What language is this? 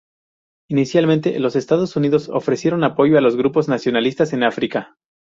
Spanish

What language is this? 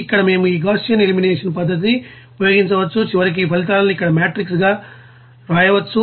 Telugu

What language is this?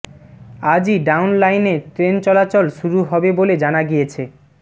Bangla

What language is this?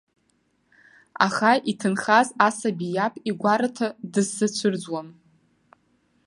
Abkhazian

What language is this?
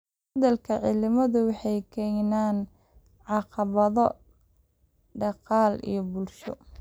Somali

